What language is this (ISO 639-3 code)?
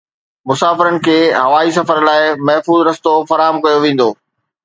snd